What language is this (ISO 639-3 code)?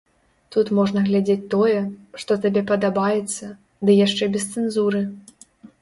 bel